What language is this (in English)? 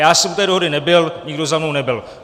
Czech